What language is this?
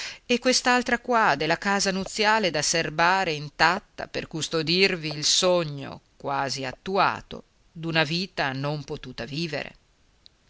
Italian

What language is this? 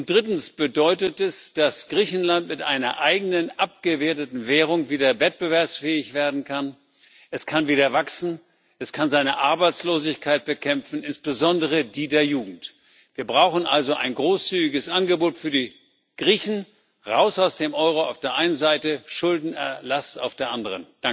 German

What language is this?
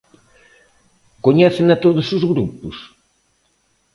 Galician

